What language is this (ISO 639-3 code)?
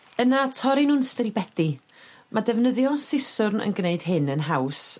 cym